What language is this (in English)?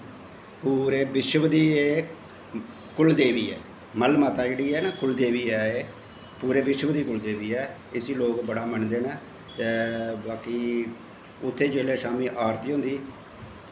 Dogri